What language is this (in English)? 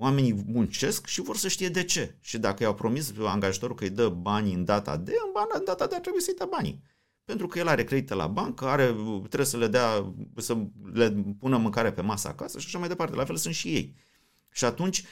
Romanian